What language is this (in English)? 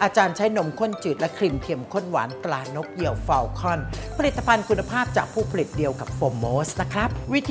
Thai